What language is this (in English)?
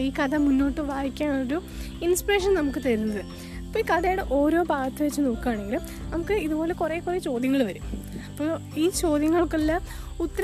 Malayalam